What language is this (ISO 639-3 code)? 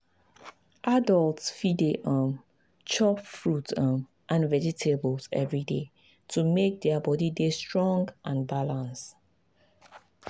pcm